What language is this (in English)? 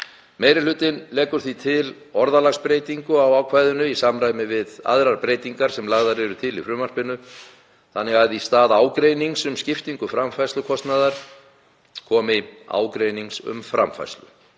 Icelandic